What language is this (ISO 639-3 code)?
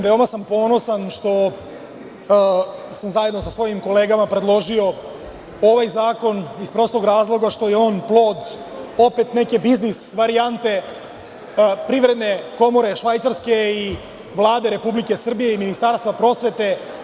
srp